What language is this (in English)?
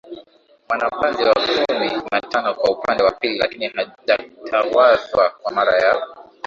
Swahili